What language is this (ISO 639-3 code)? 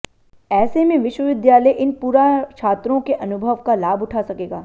hin